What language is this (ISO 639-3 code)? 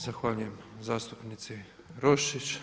hrv